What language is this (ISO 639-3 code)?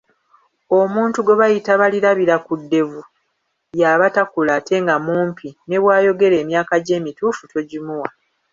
lug